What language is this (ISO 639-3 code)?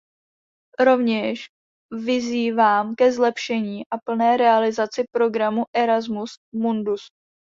ces